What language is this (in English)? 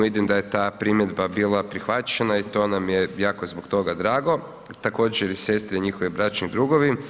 Croatian